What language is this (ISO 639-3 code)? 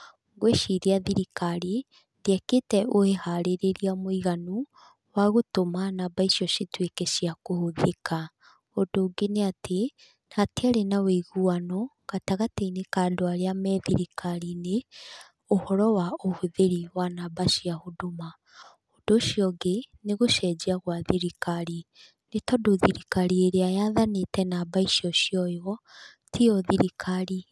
kik